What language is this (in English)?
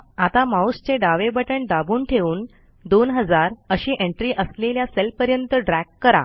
Marathi